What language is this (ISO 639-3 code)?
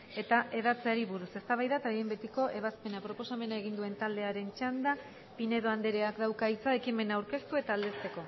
eus